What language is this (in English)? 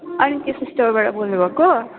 Nepali